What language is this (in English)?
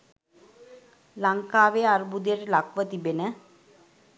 Sinhala